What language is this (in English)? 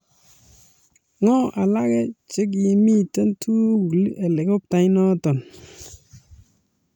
Kalenjin